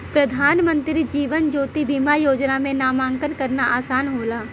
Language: Bhojpuri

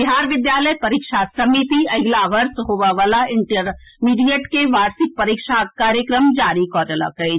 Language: Maithili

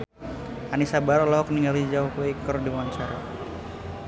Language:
Sundanese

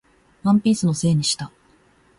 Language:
Japanese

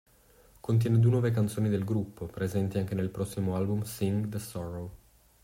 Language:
Italian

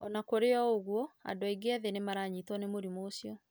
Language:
Kikuyu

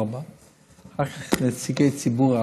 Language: Hebrew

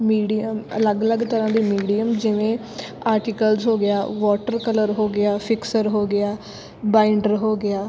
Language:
Punjabi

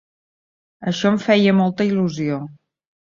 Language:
Catalan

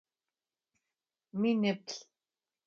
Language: Adyghe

